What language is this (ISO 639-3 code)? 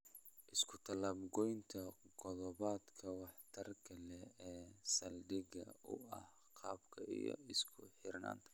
som